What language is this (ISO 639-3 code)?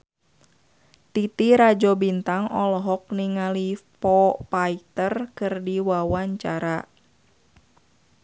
sun